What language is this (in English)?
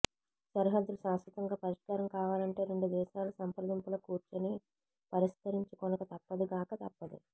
Telugu